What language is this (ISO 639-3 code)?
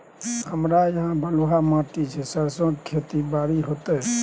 mai